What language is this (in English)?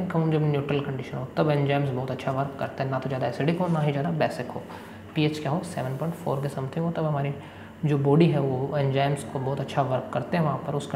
Hindi